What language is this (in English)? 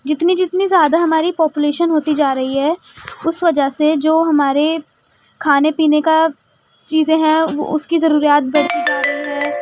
Urdu